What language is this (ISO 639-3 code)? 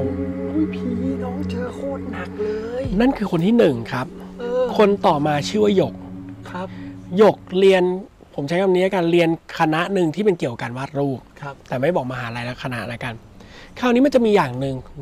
tha